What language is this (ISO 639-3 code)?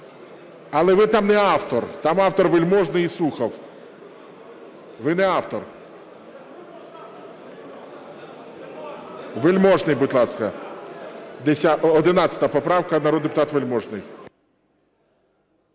ukr